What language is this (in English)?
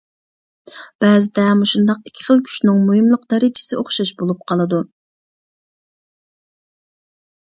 Uyghur